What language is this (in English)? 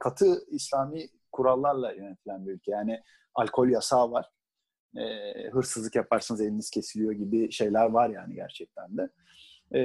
Turkish